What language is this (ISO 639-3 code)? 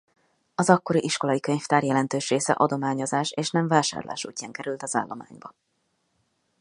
hun